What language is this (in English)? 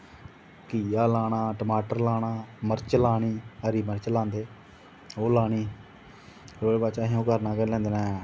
Dogri